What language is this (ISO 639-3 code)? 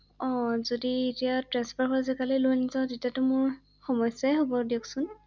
asm